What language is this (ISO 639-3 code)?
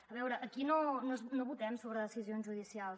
cat